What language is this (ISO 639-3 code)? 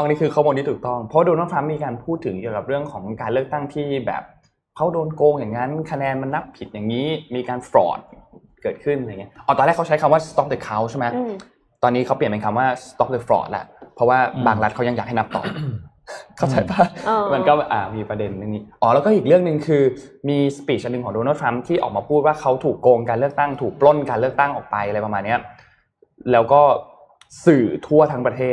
tha